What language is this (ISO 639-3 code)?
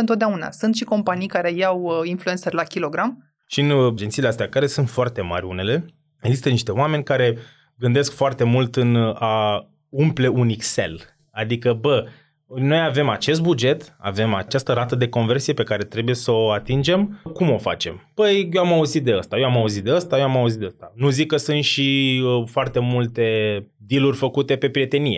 ron